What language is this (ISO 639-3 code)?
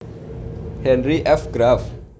jav